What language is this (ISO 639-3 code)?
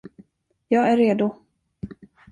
swe